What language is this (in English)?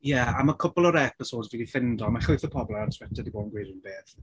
Welsh